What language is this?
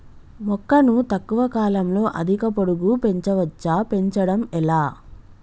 Telugu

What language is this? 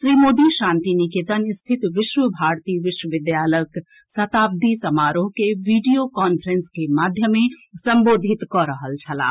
Maithili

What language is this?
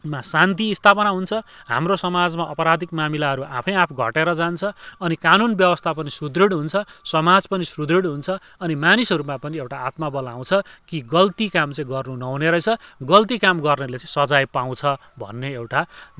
Nepali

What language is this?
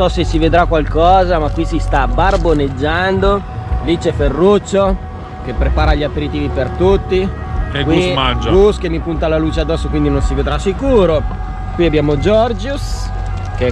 Italian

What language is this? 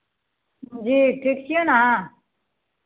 Maithili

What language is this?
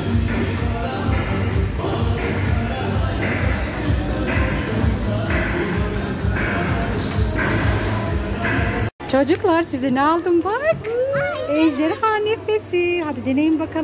Turkish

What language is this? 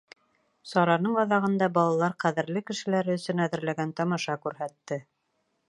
Bashkir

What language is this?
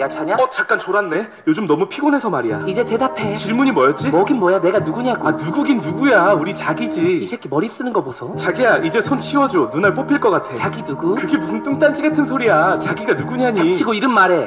Korean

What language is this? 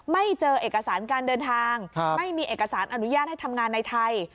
Thai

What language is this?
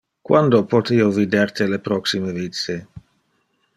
Interlingua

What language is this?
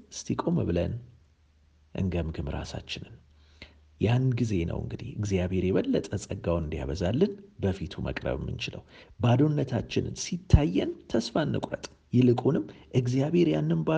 Amharic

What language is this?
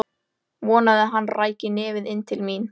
Icelandic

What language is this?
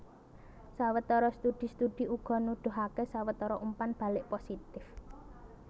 Javanese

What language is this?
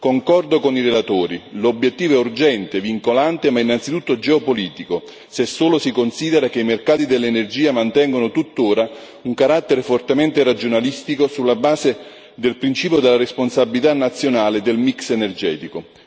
Italian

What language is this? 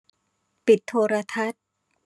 Thai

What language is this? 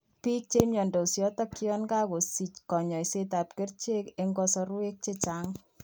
Kalenjin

